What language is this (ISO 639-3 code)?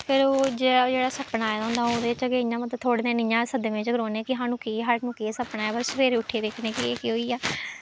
doi